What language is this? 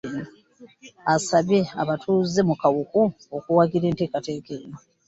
Ganda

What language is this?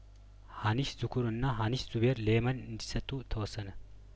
Amharic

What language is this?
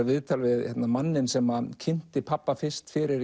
Icelandic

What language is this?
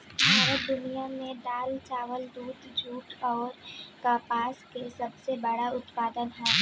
Bhojpuri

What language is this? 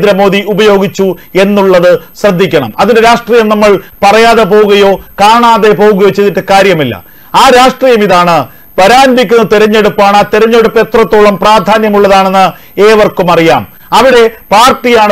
Malayalam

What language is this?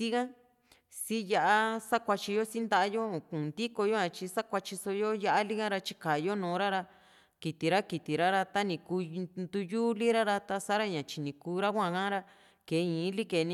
Juxtlahuaca Mixtec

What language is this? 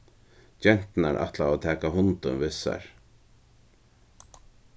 Faroese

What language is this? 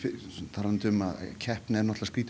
Icelandic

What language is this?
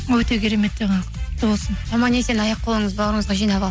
Kazakh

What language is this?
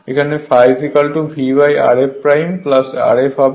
Bangla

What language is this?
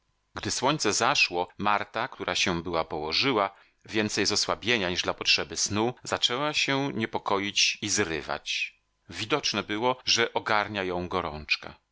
Polish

